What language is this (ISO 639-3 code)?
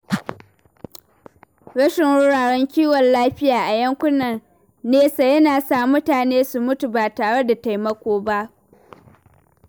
hau